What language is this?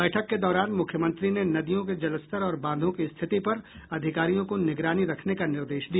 Hindi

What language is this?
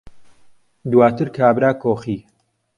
Central Kurdish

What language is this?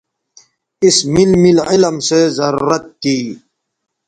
Bateri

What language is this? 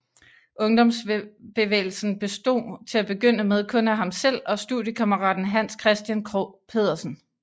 Danish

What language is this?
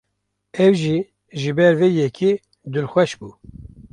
Kurdish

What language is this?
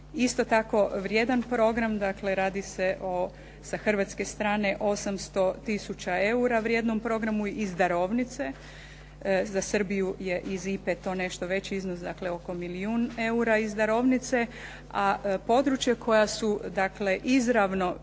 Croatian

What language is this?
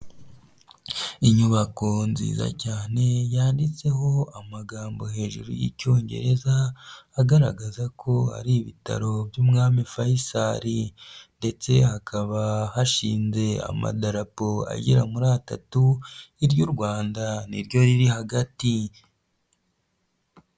Kinyarwanda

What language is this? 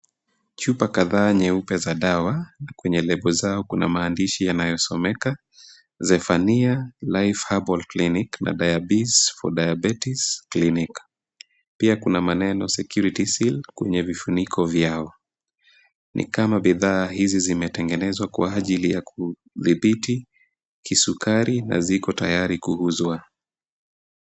Swahili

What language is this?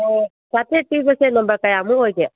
Manipuri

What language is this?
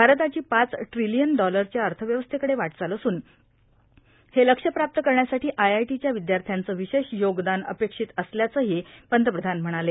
Marathi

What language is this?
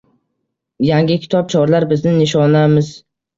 Uzbek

